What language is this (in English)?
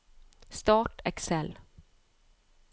Norwegian